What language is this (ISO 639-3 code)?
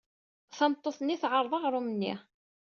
kab